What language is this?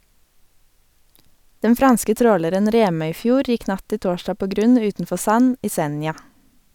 Norwegian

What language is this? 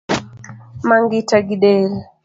Luo (Kenya and Tanzania)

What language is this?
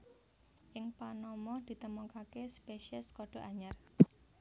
Javanese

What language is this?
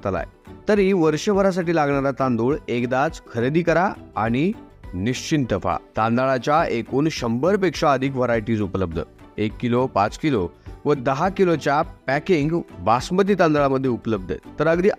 Marathi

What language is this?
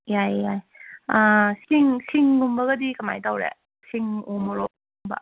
Manipuri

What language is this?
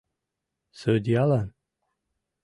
Mari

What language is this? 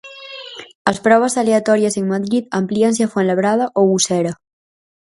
Galician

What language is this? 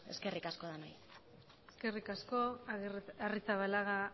Basque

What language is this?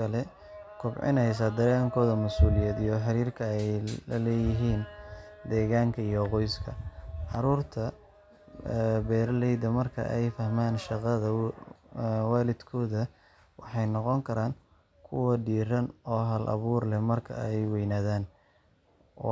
Somali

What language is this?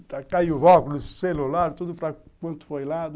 Portuguese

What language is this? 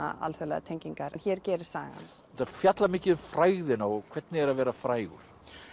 Icelandic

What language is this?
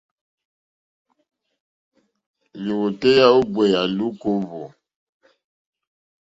Mokpwe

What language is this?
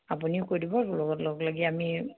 Assamese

